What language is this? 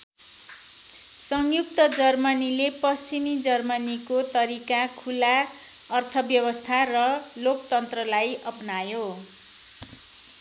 Nepali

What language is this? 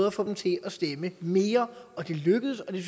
Danish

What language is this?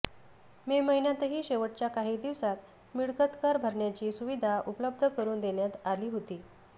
Marathi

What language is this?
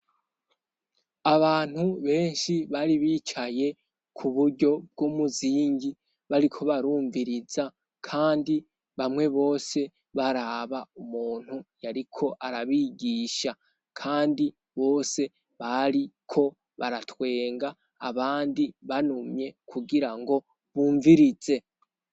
Rundi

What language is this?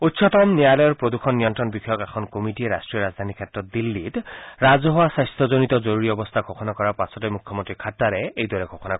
Assamese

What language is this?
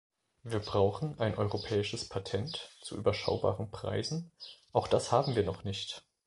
German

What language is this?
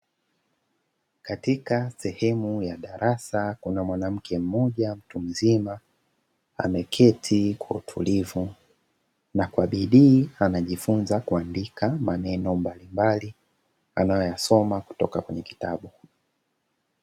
Swahili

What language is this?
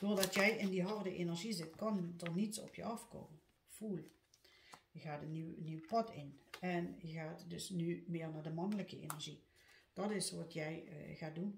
Dutch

